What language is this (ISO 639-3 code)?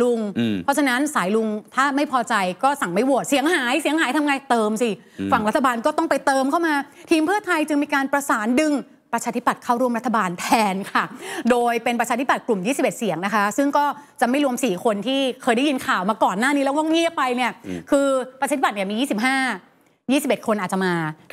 tha